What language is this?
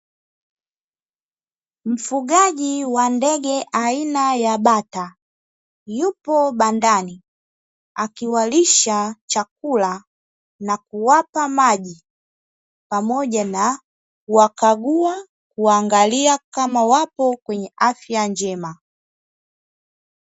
Swahili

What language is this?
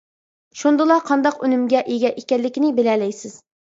Uyghur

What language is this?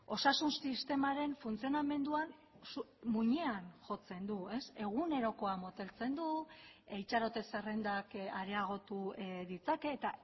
Basque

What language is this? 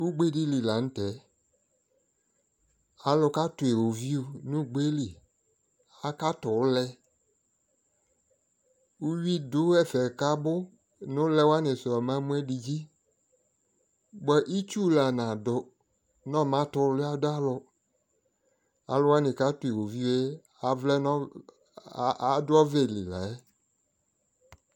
Ikposo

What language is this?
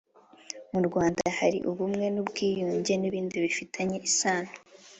Kinyarwanda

